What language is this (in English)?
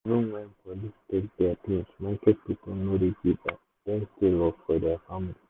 Nigerian Pidgin